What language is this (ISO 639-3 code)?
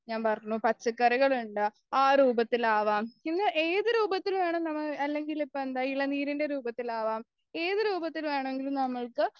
mal